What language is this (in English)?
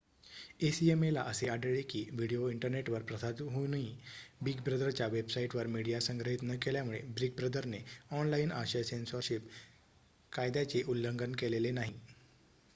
Marathi